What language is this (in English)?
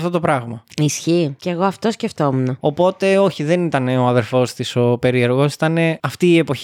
Greek